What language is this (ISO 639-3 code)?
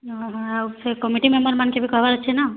ori